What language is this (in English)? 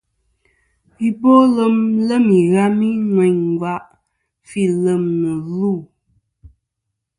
Kom